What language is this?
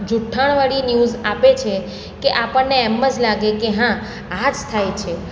Gujarati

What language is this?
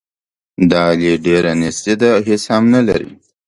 Pashto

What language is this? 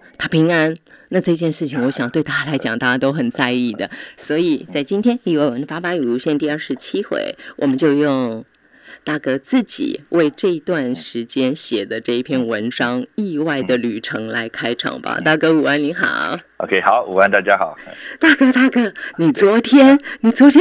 Chinese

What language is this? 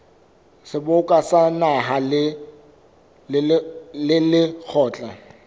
Southern Sotho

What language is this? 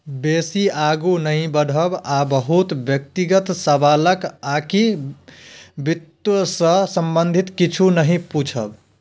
Maithili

